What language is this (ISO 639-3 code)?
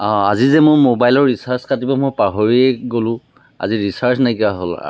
asm